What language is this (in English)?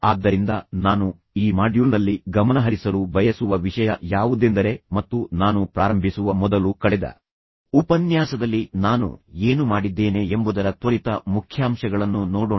Kannada